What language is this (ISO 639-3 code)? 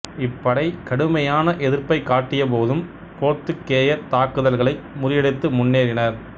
tam